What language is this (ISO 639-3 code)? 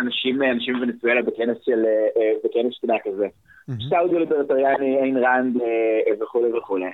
heb